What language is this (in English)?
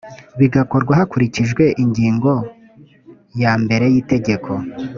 Kinyarwanda